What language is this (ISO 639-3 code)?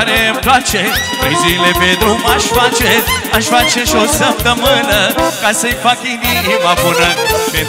ron